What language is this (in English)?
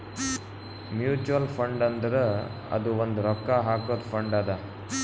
Kannada